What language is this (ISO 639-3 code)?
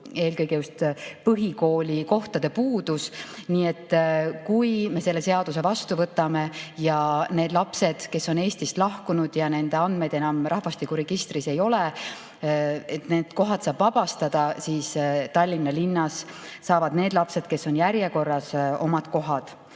est